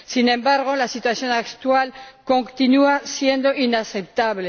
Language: Spanish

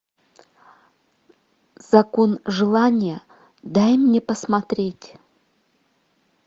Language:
Russian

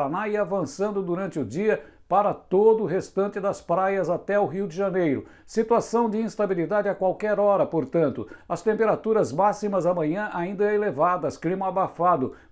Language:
Portuguese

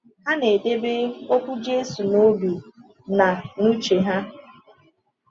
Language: Igbo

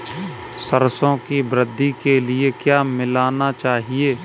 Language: Hindi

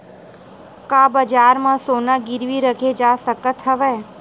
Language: Chhattisgarhi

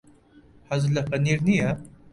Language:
Central Kurdish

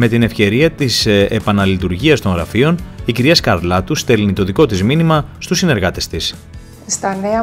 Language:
Greek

